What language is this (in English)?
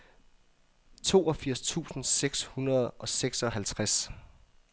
Danish